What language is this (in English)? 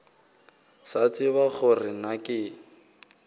Northern Sotho